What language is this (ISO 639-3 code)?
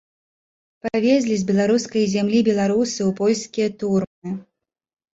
bel